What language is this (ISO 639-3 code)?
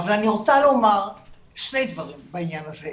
heb